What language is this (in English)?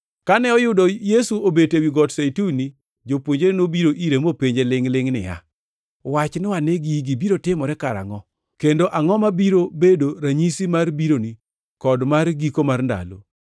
Luo (Kenya and Tanzania)